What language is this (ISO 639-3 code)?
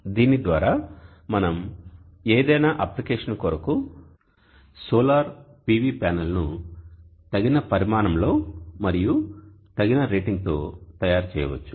tel